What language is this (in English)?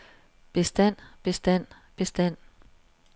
Danish